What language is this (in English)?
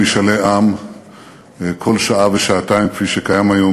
Hebrew